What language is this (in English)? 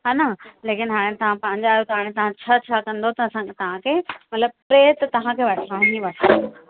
Sindhi